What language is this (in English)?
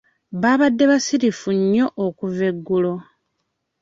Ganda